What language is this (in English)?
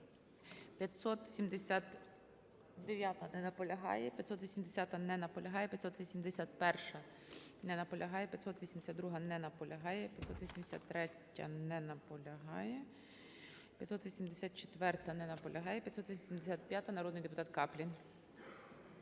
Ukrainian